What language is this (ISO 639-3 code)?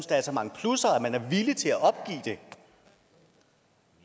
dan